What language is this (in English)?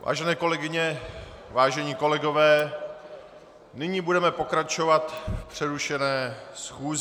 Czech